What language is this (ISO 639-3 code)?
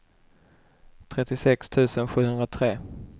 swe